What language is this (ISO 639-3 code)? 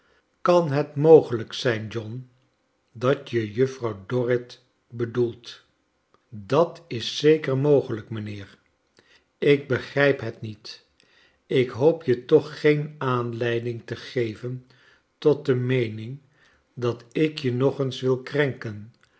nld